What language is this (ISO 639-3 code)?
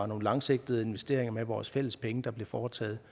dan